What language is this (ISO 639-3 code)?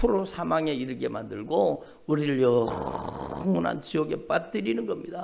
kor